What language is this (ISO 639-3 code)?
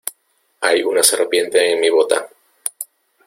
spa